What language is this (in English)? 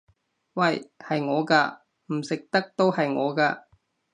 Cantonese